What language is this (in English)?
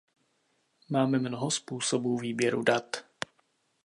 Czech